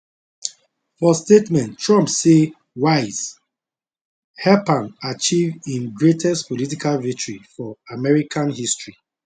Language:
Nigerian Pidgin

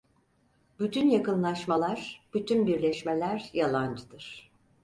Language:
Turkish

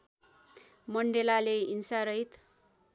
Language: Nepali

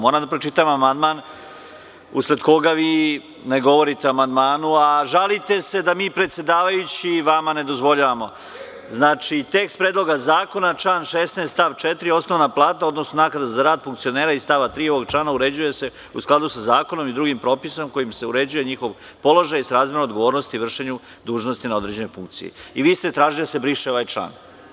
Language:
Serbian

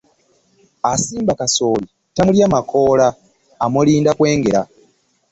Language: Ganda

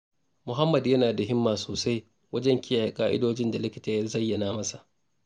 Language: Hausa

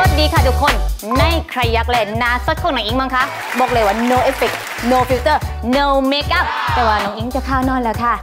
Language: Thai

